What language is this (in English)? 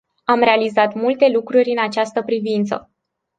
Romanian